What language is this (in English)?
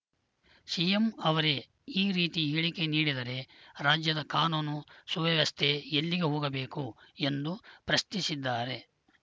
Kannada